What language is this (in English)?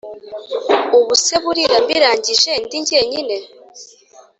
Kinyarwanda